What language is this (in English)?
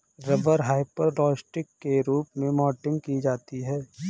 Hindi